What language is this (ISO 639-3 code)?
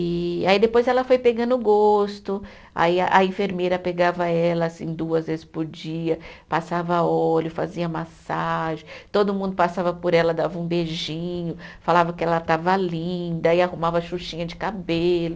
por